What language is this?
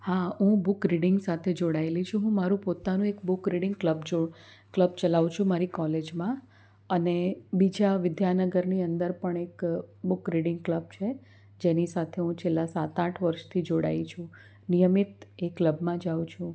Gujarati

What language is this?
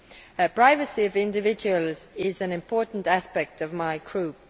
English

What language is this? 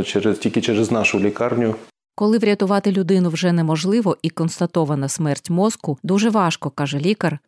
Ukrainian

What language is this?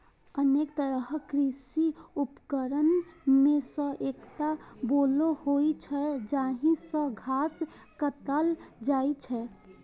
Maithili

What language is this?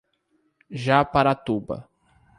Portuguese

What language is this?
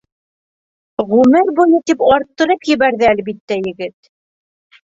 Bashkir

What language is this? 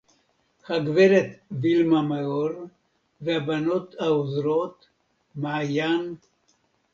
Hebrew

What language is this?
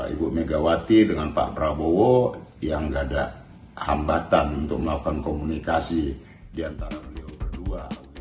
Indonesian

